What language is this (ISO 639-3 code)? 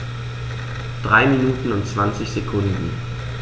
deu